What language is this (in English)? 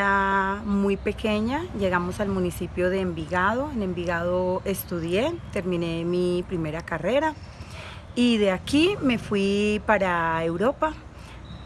Spanish